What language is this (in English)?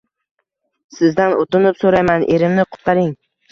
Uzbek